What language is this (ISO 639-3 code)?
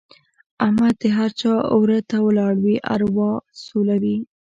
pus